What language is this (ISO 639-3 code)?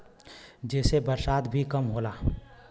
bho